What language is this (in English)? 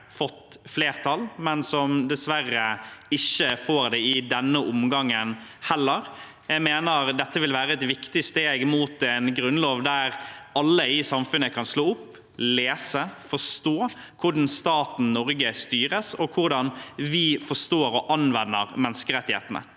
Norwegian